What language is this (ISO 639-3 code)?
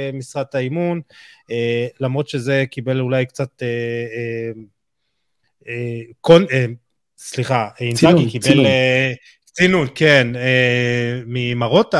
heb